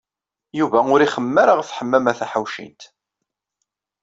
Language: Kabyle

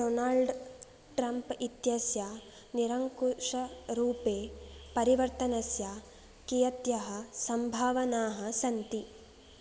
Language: Sanskrit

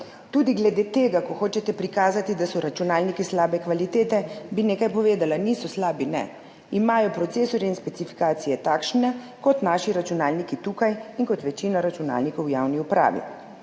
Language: Slovenian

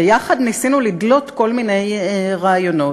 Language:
Hebrew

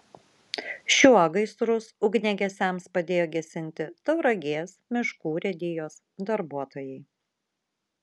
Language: Lithuanian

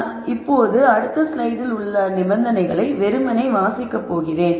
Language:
Tamil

